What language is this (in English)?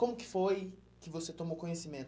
Portuguese